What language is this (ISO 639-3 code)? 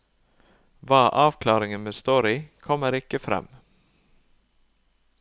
nor